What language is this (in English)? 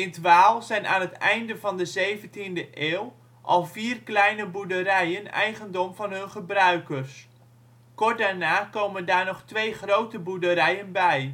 Dutch